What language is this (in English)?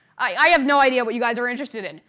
English